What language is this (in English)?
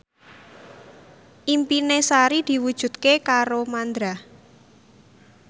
Javanese